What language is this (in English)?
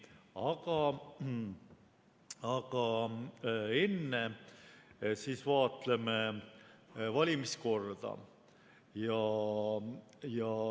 Estonian